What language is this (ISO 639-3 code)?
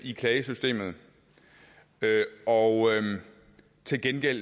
dan